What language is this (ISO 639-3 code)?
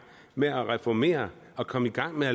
dan